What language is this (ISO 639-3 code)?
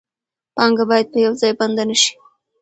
pus